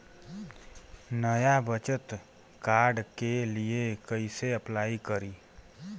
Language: Bhojpuri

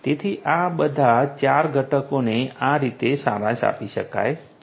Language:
Gujarati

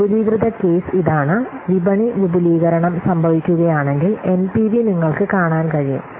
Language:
Malayalam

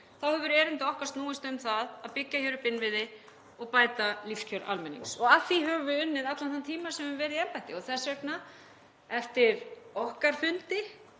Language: Icelandic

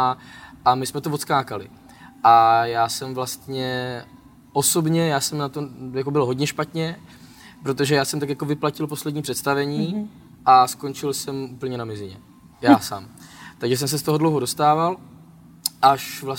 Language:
Czech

